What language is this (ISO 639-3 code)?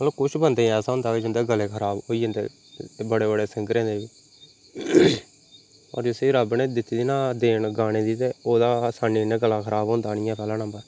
doi